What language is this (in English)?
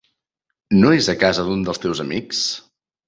Catalan